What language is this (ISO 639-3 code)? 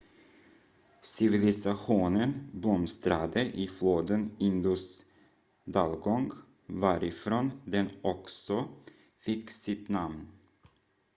swe